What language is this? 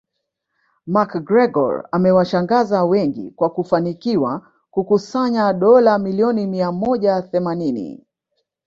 Swahili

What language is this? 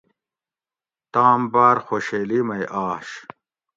Gawri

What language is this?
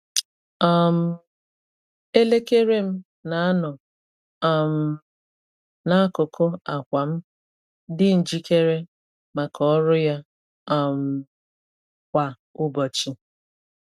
Igbo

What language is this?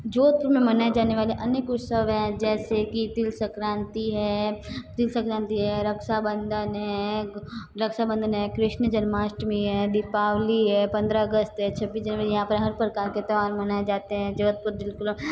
Hindi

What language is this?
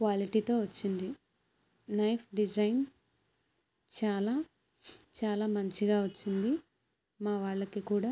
Telugu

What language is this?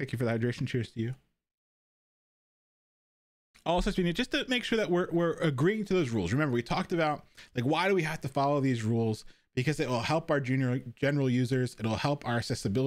English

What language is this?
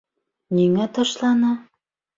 Bashkir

